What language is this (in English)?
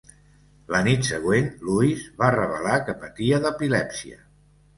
Catalan